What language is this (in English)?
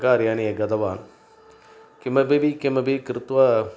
Sanskrit